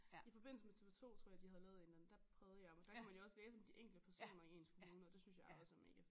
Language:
Danish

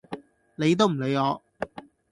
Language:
Cantonese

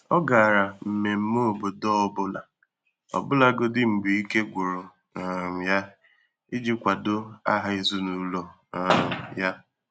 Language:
Igbo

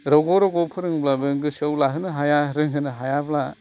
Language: Bodo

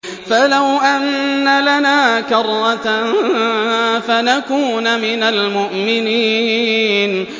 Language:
Arabic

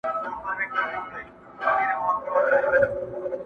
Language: Pashto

